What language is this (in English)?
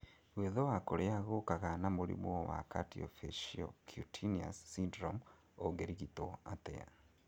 Kikuyu